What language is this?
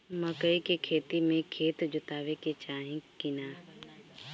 Bhojpuri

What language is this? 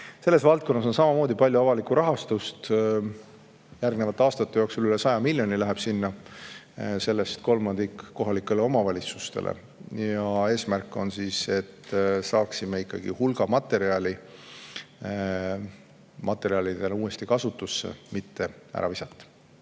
Estonian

